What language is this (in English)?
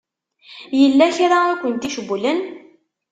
Kabyle